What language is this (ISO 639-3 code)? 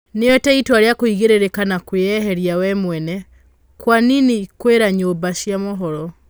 kik